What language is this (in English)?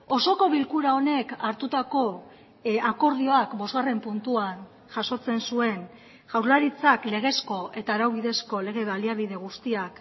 Basque